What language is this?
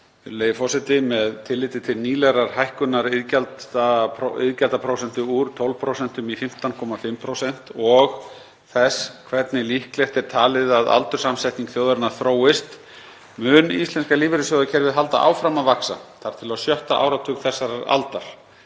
Icelandic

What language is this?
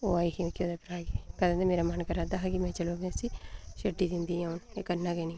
Dogri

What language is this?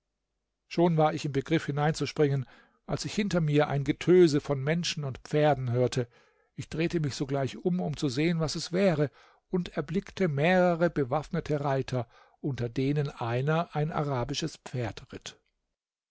German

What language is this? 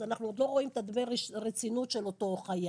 Hebrew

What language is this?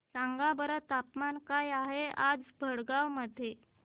Marathi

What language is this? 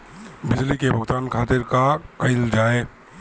Bhojpuri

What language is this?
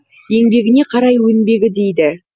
Kazakh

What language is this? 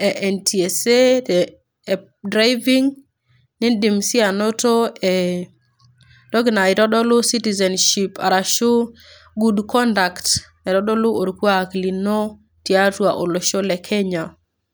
Masai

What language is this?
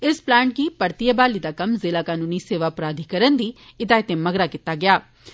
Dogri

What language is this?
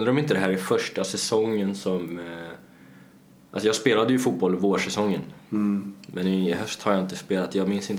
Swedish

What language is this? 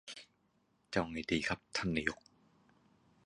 Thai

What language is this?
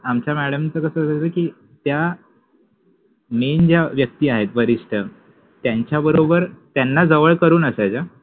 Marathi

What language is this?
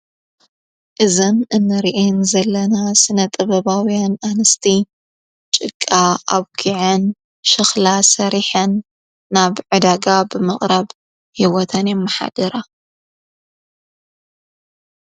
Tigrinya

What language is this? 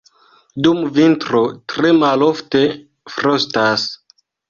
Esperanto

